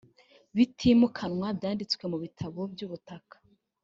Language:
Kinyarwanda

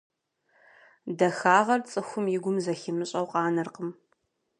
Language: Kabardian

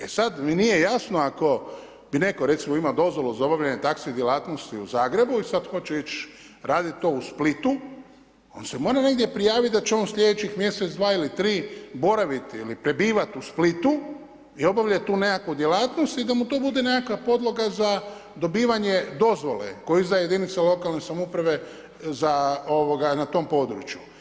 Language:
Croatian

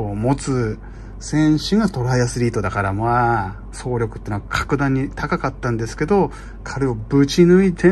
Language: Japanese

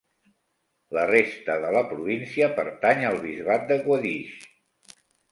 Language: Catalan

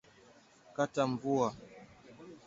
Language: Swahili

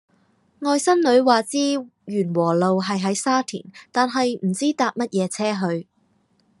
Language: Cantonese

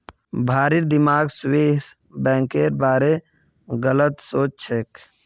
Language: Magahi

